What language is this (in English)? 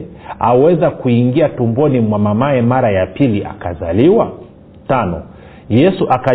Swahili